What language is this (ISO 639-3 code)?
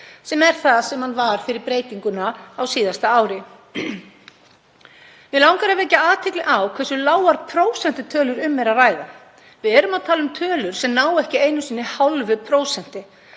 isl